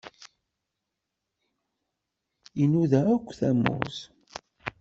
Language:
Kabyle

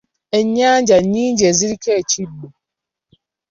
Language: Ganda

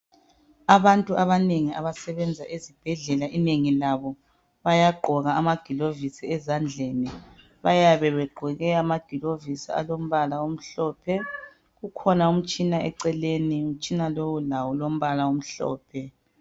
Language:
North Ndebele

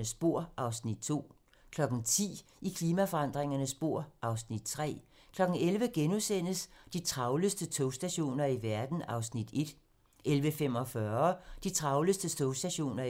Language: Danish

